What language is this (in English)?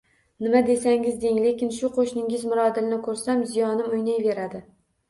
Uzbek